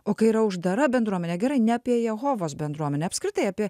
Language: Lithuanian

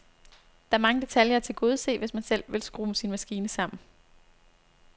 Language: Danish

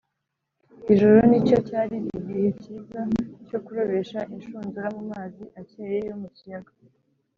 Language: Kinyarwanda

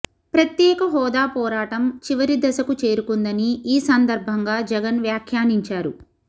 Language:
Telugu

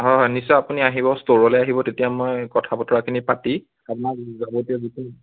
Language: Assamese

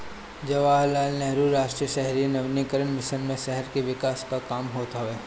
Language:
Bhojpuri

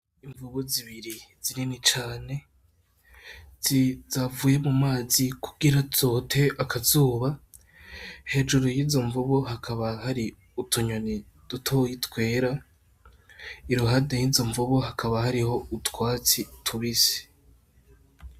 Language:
Rundi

